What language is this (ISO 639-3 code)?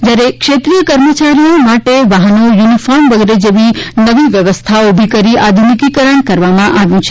guj